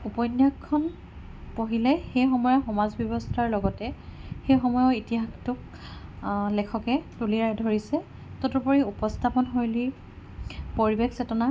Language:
Assamese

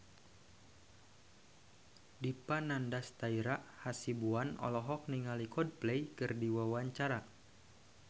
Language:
Sundanese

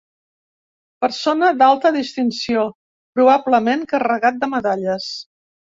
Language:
Catalan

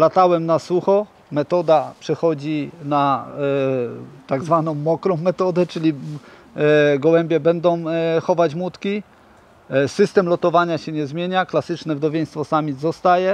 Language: Polish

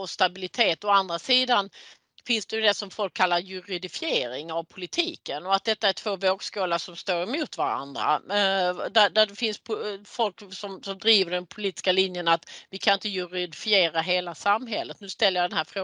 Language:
Swedish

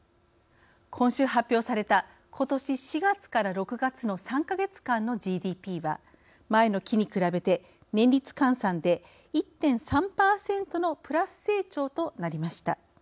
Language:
Japanese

